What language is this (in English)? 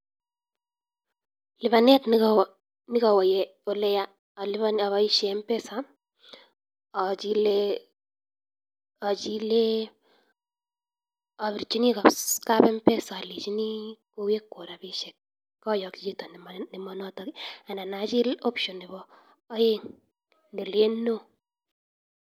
Kalenjin